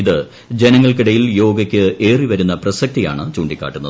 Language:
Malayalam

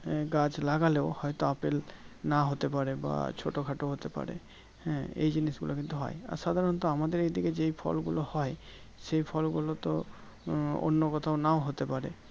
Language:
Bangla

